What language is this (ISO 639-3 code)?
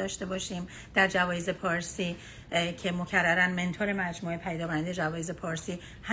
fas